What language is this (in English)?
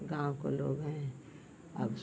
Hindi